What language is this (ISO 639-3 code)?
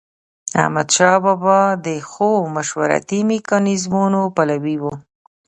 pus